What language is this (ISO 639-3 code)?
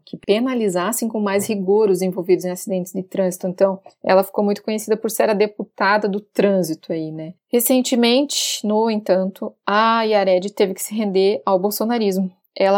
por